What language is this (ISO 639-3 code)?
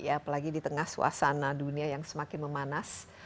ind